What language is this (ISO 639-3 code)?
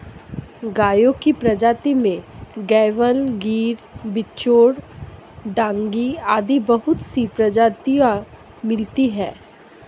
hin